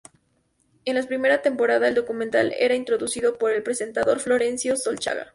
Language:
Spanish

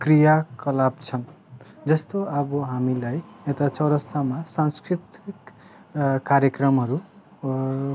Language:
Nepali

